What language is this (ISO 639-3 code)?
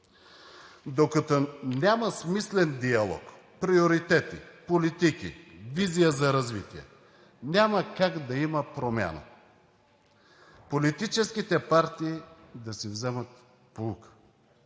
bul